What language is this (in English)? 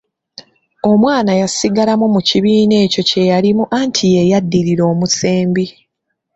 Ganda